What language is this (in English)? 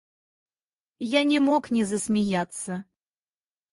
Russian